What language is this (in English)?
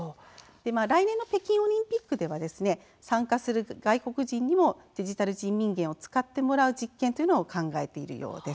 Japanese